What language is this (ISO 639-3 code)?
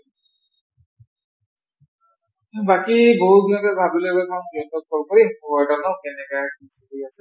asm